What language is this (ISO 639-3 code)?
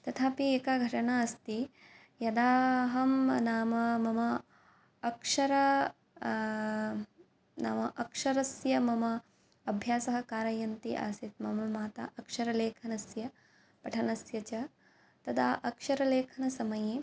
san